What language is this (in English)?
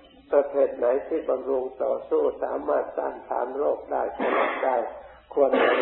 Thai